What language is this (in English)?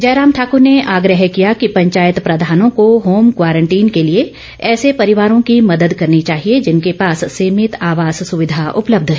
Hindi